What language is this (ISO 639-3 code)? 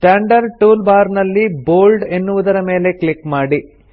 kan